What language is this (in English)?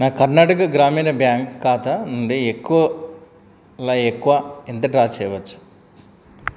Telugu